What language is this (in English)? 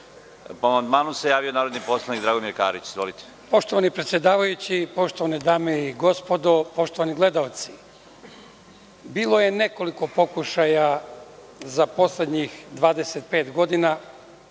Serbian